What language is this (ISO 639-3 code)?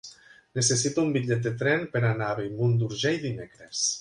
cat